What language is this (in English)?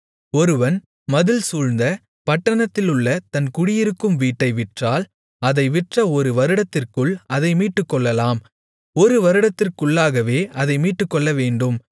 Tamil